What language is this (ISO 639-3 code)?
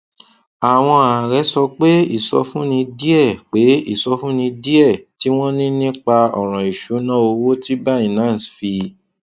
yor